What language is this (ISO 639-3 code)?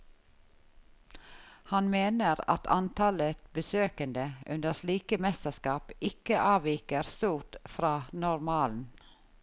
nor